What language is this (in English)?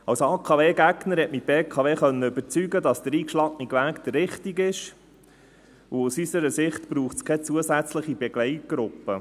Swiss German